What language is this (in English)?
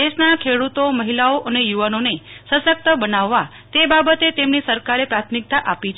Gujarati